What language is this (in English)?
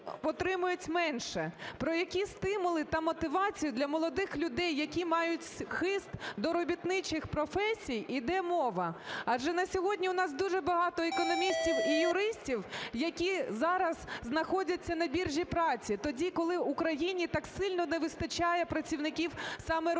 Ukrainian